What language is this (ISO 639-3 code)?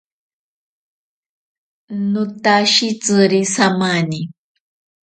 prq